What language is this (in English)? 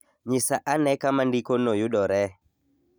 Luo (Kenya and Tanzania)